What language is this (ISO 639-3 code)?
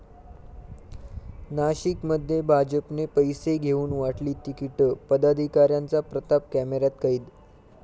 mar